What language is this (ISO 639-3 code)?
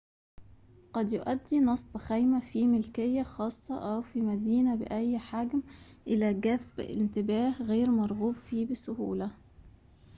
ara